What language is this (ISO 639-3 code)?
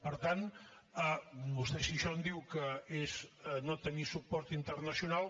cat